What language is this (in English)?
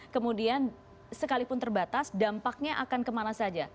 Indonesian